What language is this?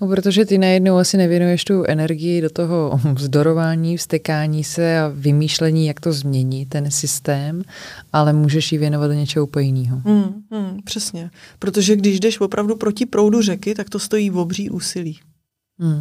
Czech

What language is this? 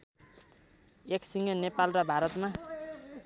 Nepali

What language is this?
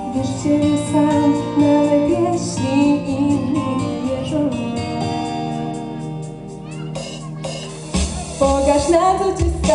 Polish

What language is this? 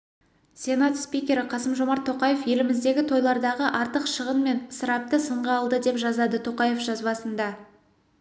Kazakh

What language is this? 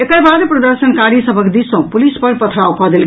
Maithili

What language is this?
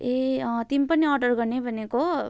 Nepali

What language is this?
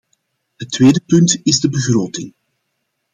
Dutch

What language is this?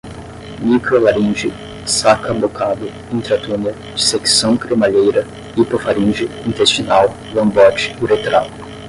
Portuguese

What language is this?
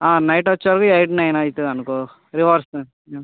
Telugu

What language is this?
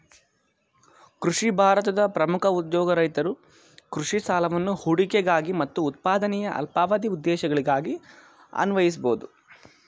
Kannada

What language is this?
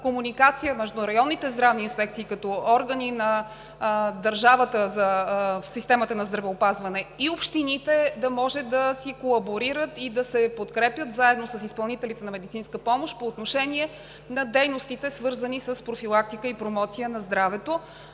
Bulgarian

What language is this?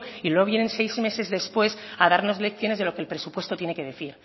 Spanish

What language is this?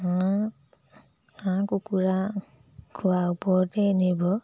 Assamese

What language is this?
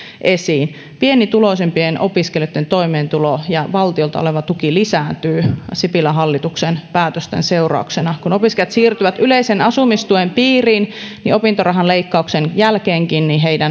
Finnish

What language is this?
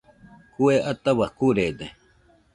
Nüpode Huitoto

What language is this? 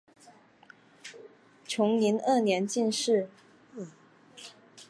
Chinese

